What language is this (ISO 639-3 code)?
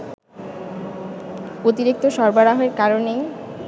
ben